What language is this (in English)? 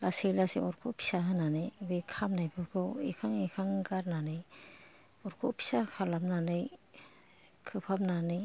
Bodo